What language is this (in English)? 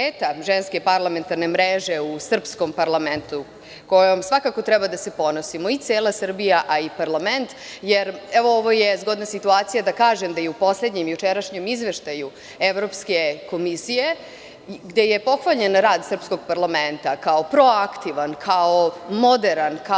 Serbian